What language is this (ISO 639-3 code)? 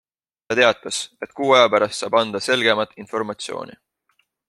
est